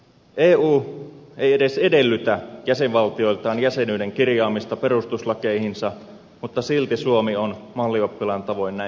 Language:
Finnish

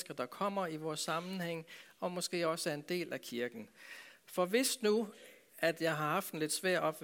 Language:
Danish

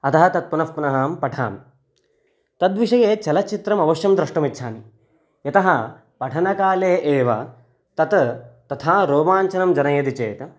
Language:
Sanskrit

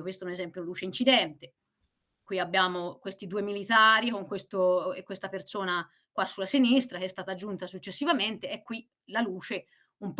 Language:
Italian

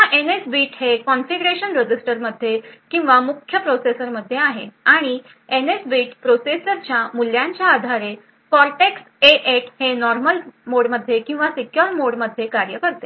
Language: Marathi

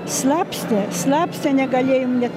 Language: Lithuanian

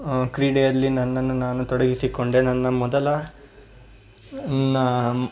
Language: Kannada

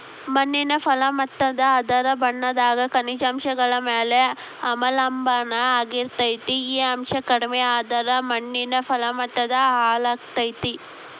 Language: Kannada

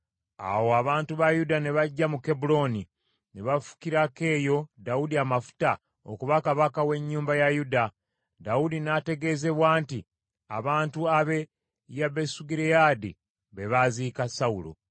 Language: Ganda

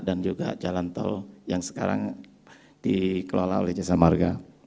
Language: Indonesian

